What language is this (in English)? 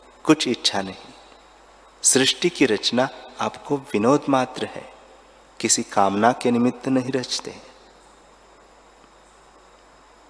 Hindi